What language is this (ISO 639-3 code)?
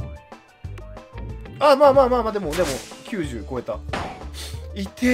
jpn